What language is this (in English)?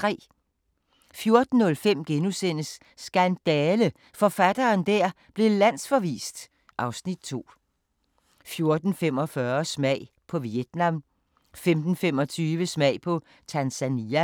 Danish